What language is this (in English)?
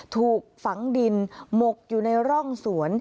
Thai